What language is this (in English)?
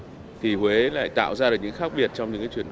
Vietnamese